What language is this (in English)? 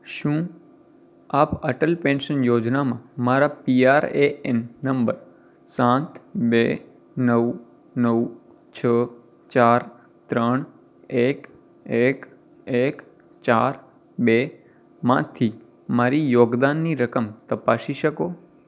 Gujarati